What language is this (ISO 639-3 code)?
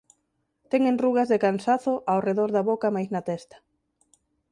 glg